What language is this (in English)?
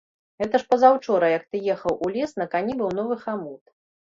Belarusian